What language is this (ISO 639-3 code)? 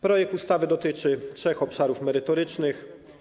pol